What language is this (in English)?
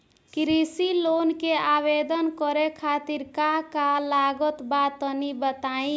Bhojpuri